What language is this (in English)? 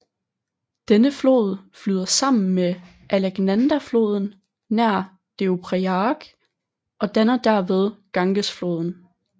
Danish